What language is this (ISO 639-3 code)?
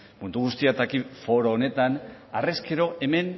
eus